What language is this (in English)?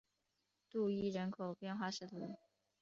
Chinese